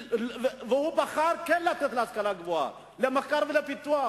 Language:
Hebrew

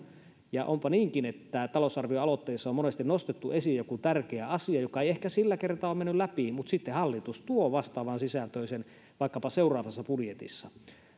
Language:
Finnish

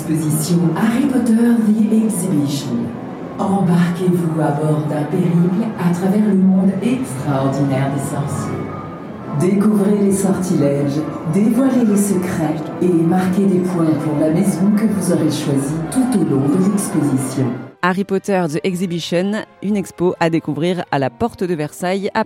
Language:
French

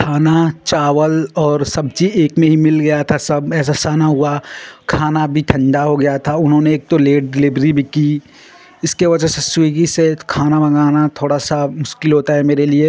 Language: Hindi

